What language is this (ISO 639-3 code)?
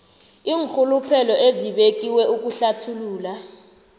nbl